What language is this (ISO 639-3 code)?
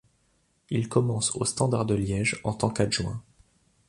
fra